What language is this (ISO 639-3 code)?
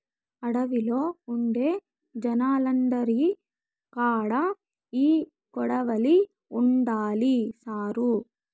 tel